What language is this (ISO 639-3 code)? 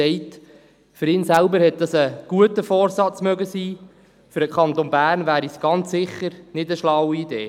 gsw